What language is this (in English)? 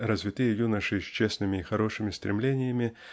Russian